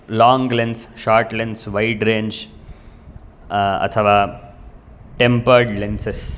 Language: Sanskrit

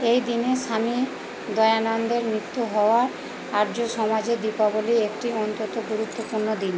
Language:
Bangla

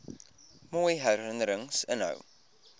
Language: Afrikaans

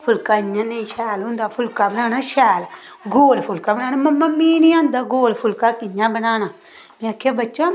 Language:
Dogri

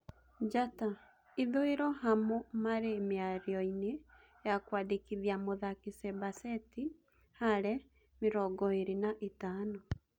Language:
Kikuyu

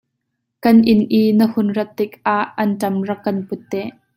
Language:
Hakha Chin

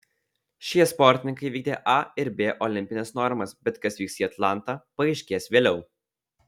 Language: Lithuanian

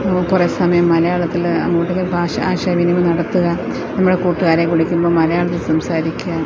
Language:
Malayalam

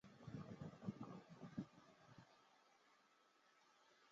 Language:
Chinese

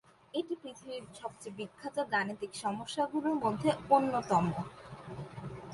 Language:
Bangla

